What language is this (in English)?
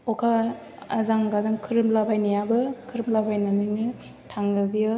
Bodo